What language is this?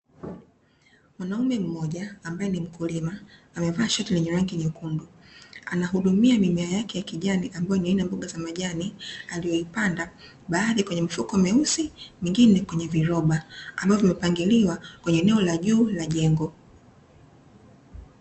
Swahili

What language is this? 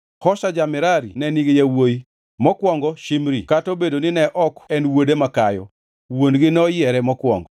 Luo (Kenya and Tanzania)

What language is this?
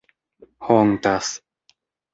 Esperanto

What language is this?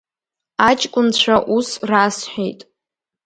Abkhazian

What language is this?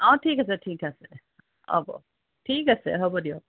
Assamese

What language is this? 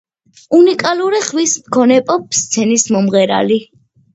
Georgian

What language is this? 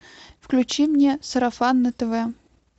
Russian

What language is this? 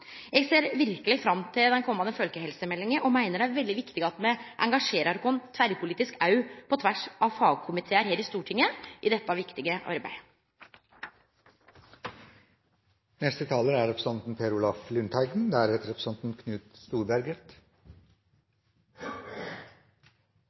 Norwegian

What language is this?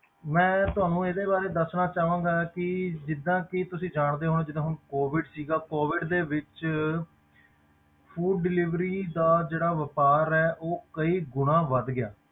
Punjabi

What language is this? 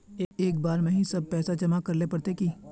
Magahi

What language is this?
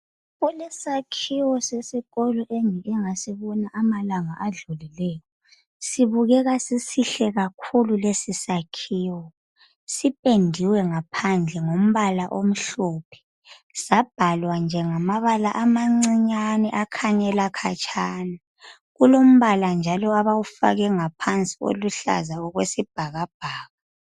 North Ndebele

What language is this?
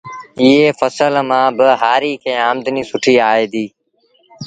Sindhi Bhil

